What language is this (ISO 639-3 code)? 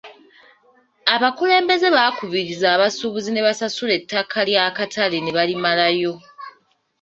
lug